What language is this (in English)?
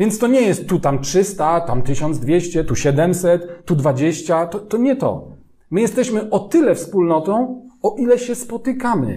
Polish